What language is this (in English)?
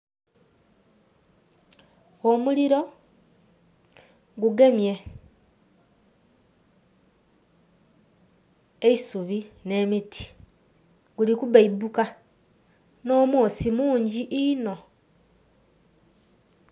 Soga